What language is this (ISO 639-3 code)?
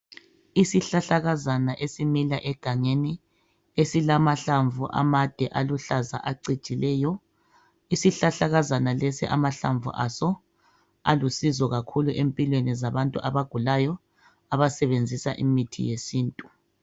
nde